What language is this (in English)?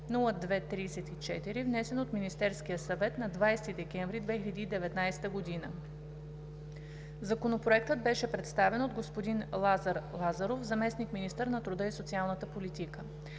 Bulgarian